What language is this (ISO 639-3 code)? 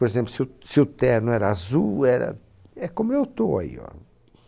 por